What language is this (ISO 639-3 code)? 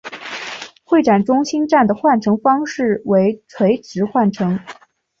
zho